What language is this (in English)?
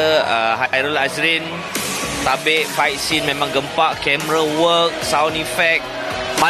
Malay